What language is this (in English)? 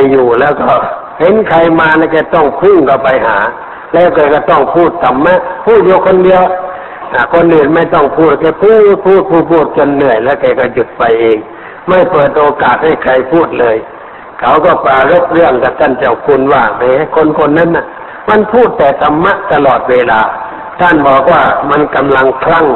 Thai